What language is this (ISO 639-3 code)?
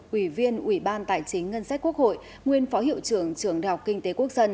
vie